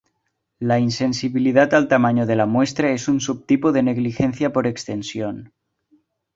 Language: Spanish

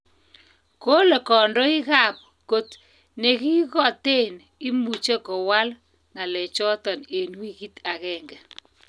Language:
Kalenjin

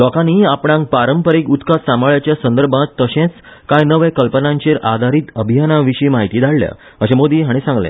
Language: Konkani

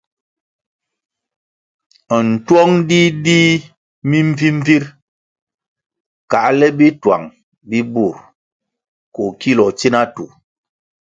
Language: Kwasio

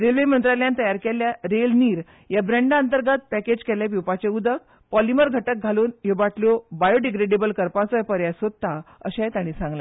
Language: Konkani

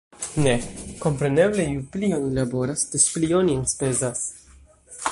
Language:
Esperanto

